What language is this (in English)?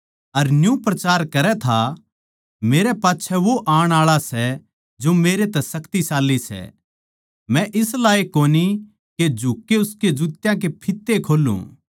Haryanvi